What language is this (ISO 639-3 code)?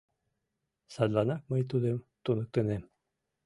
chm